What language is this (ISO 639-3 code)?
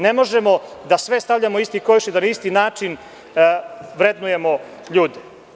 srp